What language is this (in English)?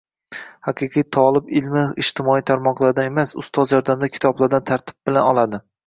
Uzbek